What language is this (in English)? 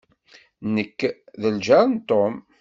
Kabyle